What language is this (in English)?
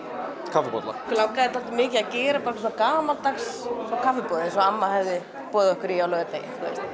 Icelandic